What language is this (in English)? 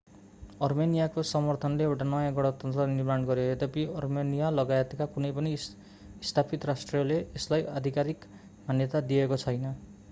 Nepali